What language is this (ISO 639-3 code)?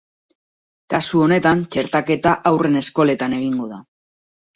eus